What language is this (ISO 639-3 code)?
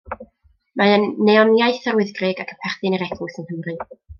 cym